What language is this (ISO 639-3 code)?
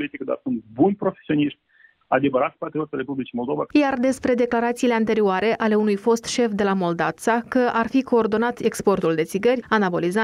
ron